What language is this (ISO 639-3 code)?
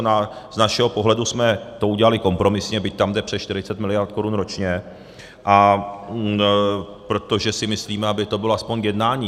ces